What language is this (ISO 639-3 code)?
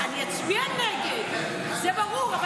heb